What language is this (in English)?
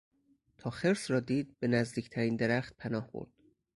Persian